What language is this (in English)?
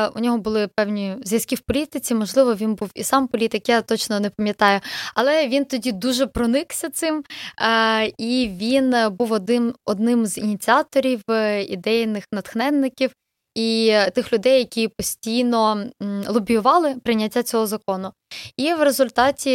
Ukrainian